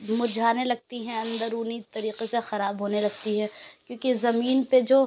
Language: Urdu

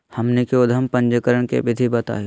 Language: Magahi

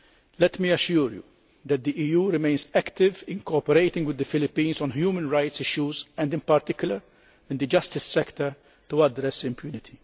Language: English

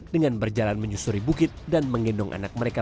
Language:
Indonesian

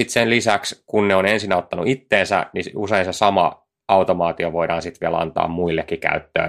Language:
Finnish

